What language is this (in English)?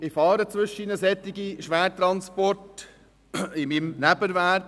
Swiss German